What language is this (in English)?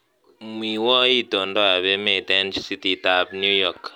Kalenjin